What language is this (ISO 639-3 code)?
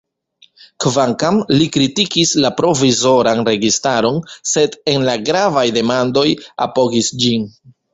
epo